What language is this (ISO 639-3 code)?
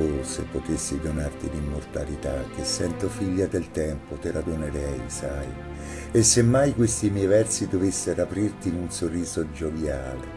ita